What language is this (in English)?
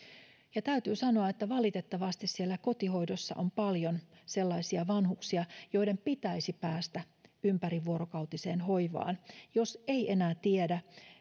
Finnish